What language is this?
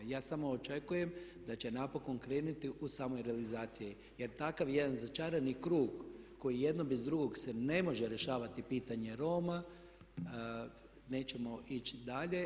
Croatian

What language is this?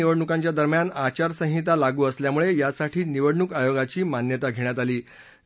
Marathi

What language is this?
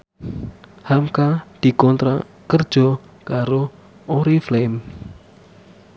Javanese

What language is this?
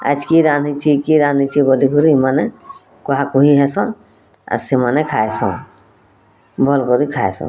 Odia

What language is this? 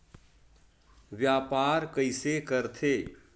Chhattisgarhi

